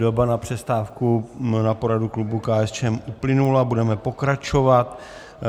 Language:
Czech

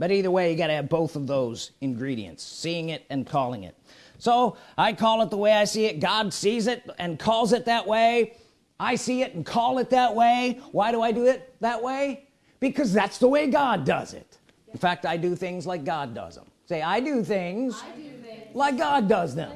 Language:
English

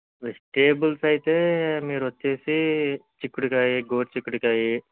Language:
Telugu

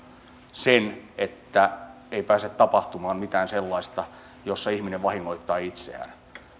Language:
Finnish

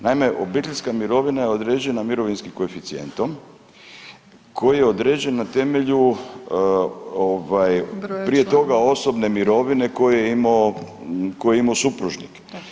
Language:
Croatian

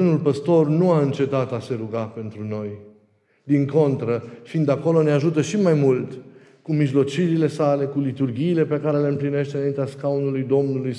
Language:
Romanian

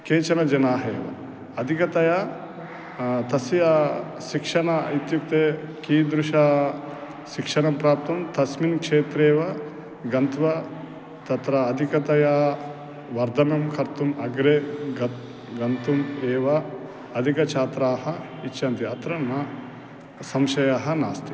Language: Sanskrit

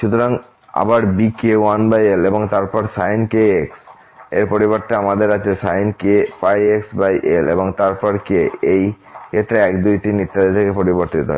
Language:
Bangla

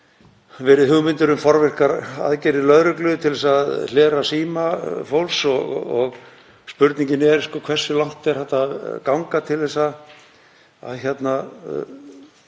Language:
Icelandic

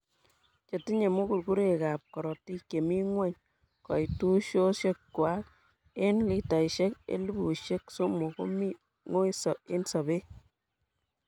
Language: Kalenjin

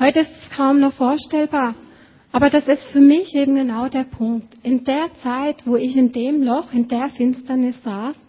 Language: German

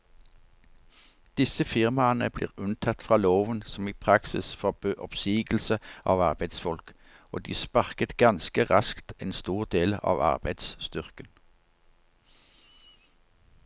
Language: Norwegian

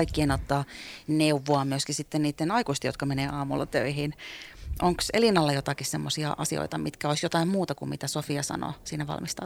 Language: Finnish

